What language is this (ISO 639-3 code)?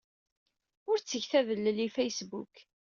kab